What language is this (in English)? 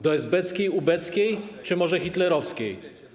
Polish